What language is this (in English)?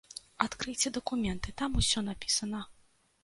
Belarusian